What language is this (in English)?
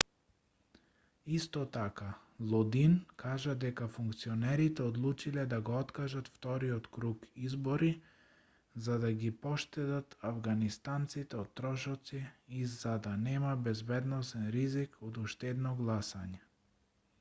Macedonian